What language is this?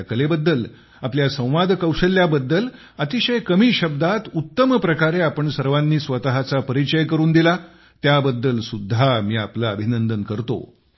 Marathi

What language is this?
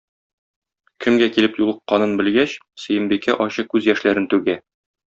Tatar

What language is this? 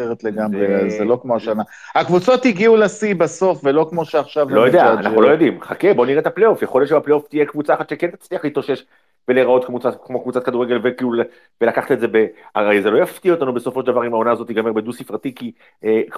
Hebrew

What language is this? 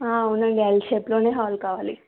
Telugu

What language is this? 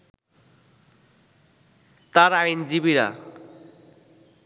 Bangla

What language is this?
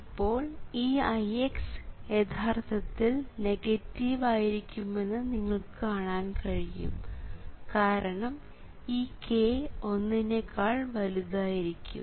Malayalam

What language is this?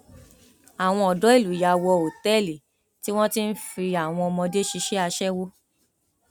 Yoruba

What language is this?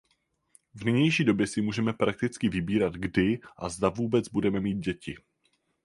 Czech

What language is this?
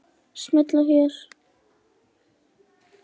Icelandic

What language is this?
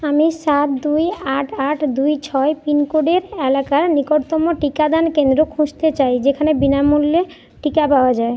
Bangla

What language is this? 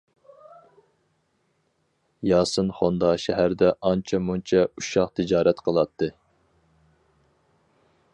Uyghur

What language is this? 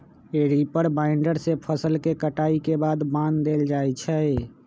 Magahi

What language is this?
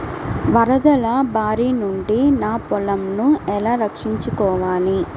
Telugu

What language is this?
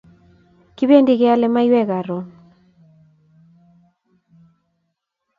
Kalenjin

